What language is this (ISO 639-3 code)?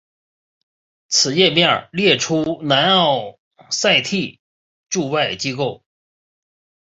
zho